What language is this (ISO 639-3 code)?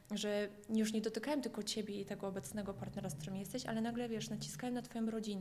pol